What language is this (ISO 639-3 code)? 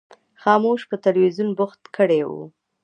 pus